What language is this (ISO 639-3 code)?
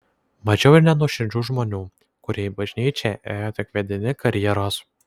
lit